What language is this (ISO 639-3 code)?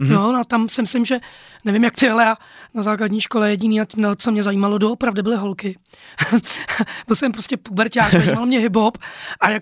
ces